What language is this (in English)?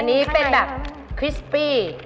Thai